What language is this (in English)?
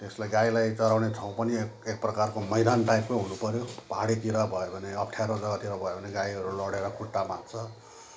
Nepali